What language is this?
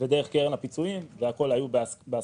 Hebrew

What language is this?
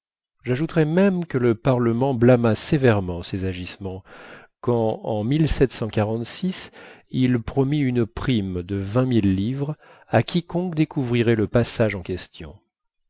French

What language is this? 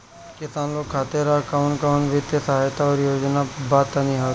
Bhojpuri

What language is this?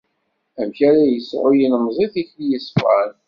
Kabyle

